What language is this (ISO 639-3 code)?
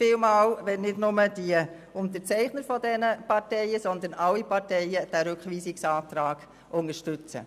gsw